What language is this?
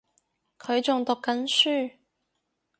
Cantonese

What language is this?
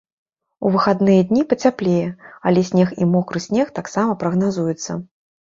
Belarusian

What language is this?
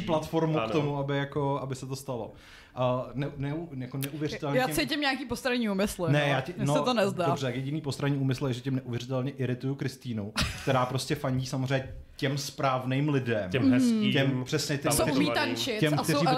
Czech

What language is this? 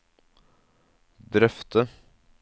Norwegian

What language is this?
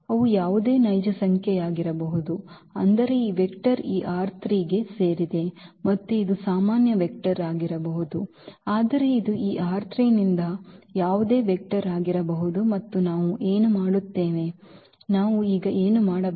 Kannada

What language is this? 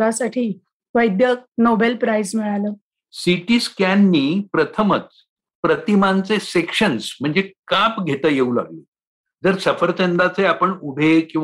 Marathi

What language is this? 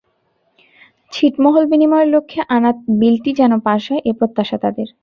Bangla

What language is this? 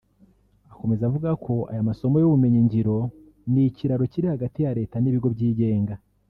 Kinyarwanda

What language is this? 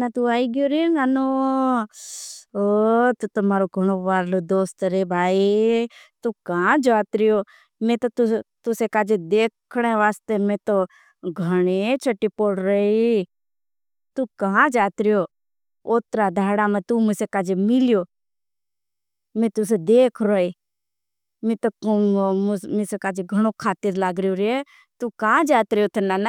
Bhili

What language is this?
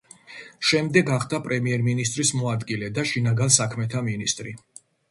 Georgian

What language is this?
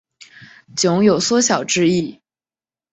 Chinese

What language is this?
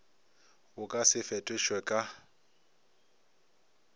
Northern Sotho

